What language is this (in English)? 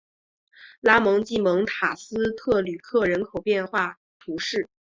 Chinese